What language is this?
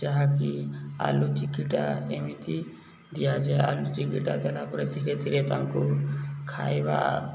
Odia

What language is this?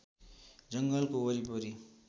Nepali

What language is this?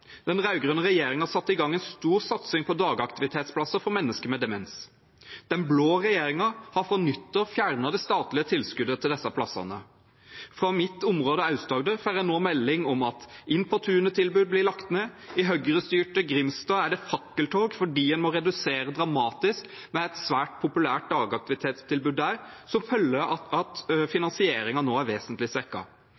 Norwegian Bokmål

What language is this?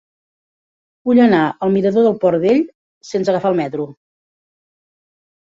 Catalan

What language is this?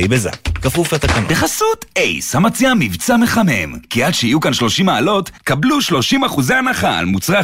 Hebrew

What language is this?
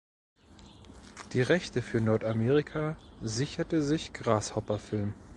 German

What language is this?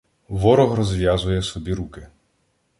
Ukrainian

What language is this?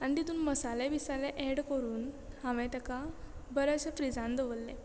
Konkani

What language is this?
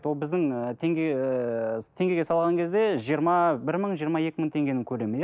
Kazakh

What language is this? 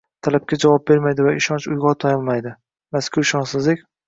Uzbek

